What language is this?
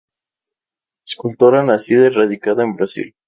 Spanish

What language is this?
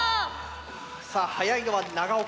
Japanese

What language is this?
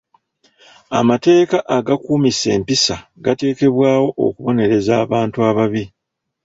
Ganda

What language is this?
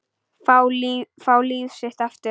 Icelandic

